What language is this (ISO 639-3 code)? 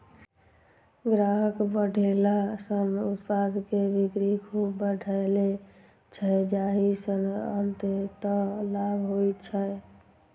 mai